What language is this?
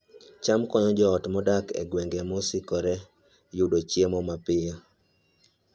Luo (Kenya and Tanzania)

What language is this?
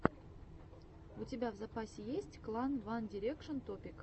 Russian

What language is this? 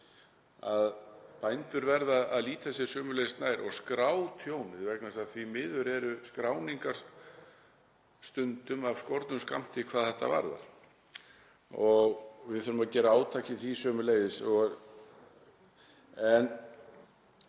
Icelandic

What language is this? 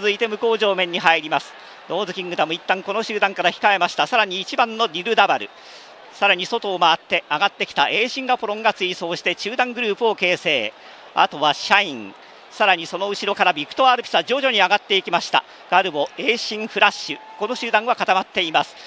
Japanese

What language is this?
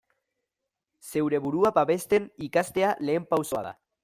Basque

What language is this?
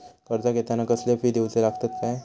Marathi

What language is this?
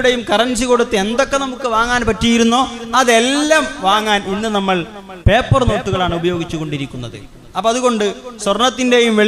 Malayalam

